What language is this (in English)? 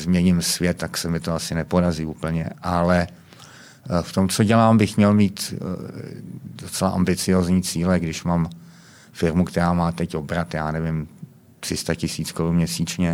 Czech